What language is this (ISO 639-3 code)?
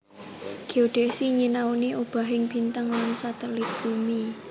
jav